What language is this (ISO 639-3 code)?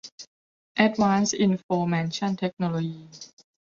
tha